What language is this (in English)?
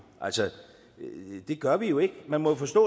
Danish